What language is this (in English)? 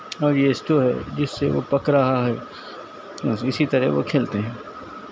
Urdu